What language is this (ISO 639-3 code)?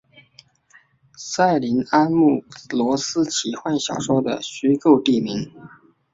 zho